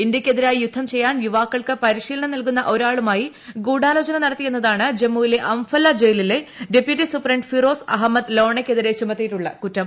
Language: Malayalam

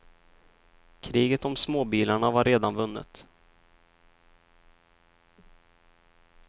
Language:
Swedish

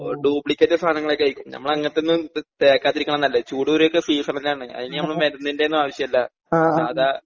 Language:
Malayalam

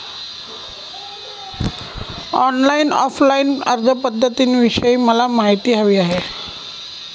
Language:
Marathi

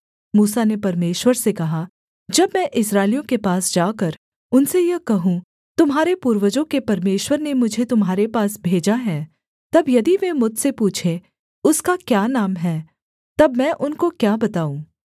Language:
Hindi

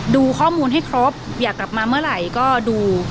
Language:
Thai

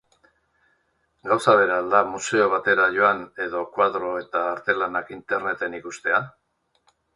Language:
Basque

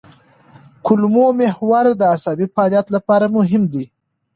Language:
Pashto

